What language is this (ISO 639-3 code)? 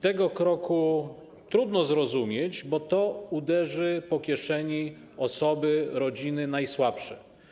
pol